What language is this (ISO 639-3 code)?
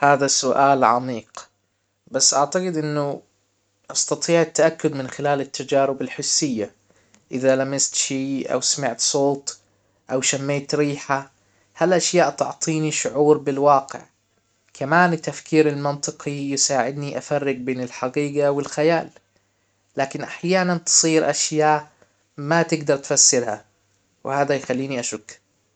acw